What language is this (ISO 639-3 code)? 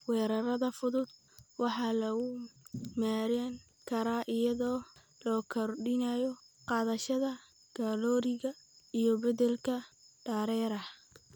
som